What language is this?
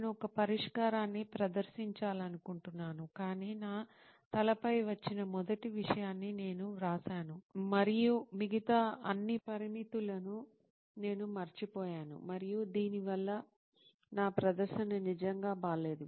Telugu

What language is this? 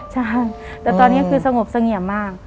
Thai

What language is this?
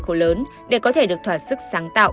Vietnamese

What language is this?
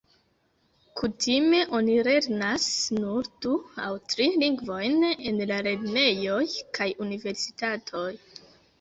Esperanto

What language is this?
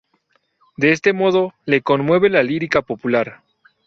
Spanish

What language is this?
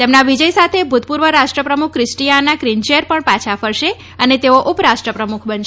Gujarati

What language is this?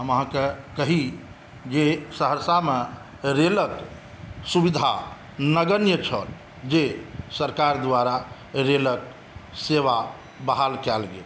Maithili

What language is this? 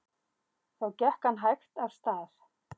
Icelandic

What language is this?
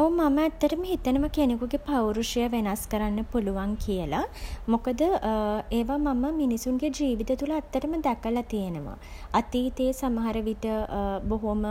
Sinhala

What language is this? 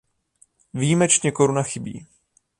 Czech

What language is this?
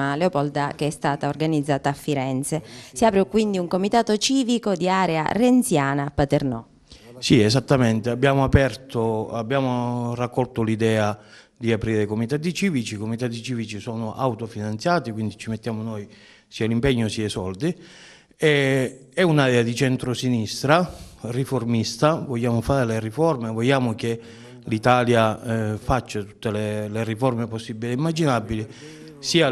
Italian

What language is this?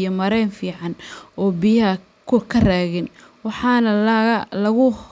Somali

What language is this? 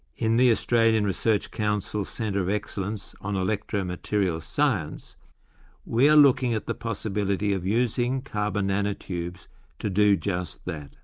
English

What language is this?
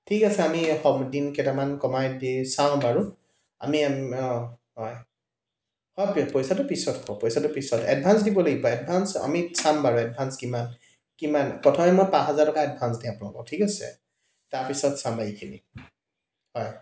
Assamese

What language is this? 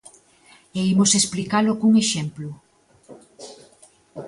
Galician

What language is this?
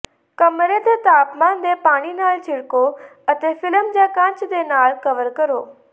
Punjabi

